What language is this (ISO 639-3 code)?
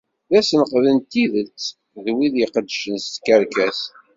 kab